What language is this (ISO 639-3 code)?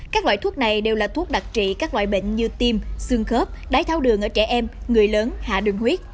vie